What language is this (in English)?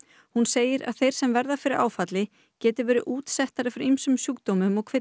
Icelandic